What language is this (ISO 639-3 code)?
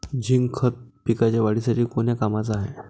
mar